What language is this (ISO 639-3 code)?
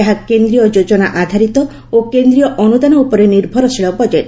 ori